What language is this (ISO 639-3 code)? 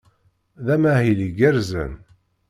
kab